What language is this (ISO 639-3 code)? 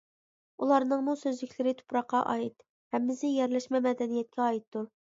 uig